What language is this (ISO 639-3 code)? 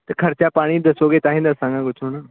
pan